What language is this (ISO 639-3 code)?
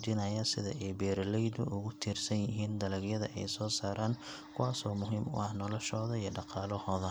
som